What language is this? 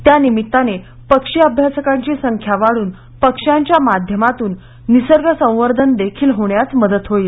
Marathi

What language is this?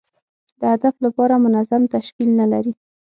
Pashto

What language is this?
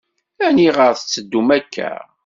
Kabyle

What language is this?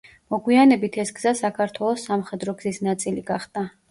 Georgian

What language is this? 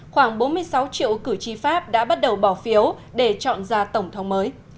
Vietnamese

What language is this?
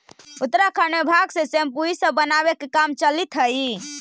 Magahi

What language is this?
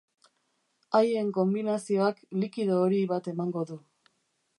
Basque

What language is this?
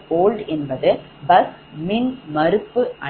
Tamil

